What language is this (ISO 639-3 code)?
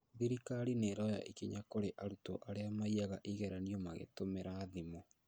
kik